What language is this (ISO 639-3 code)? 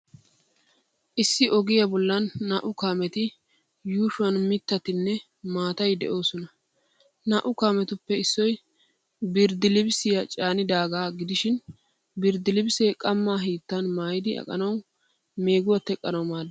wal